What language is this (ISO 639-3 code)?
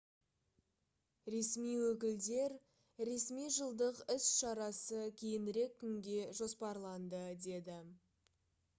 kaz